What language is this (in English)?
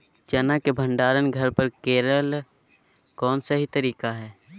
Magahi